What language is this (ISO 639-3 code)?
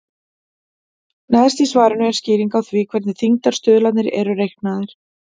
isl